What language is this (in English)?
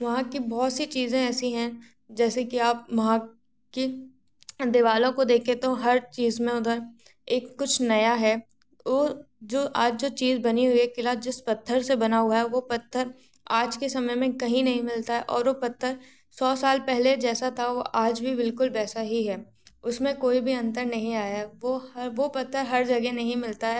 Hindi